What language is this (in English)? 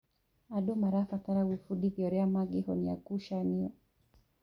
Kikuyu